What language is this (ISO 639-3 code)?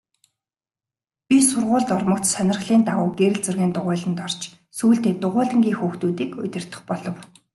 mon